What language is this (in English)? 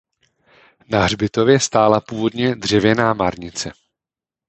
Czech